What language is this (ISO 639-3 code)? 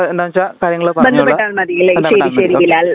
mal